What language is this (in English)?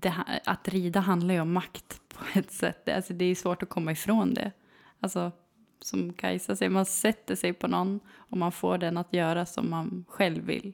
Swedish